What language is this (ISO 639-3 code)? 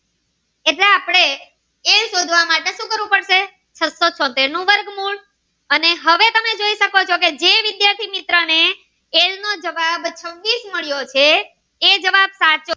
guj